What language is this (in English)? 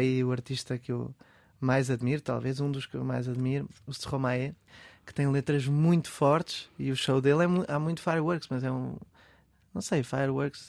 Portuguese